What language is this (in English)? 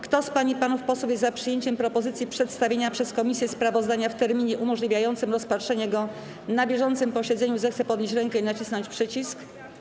Polish